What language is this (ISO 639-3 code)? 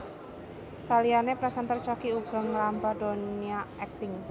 jav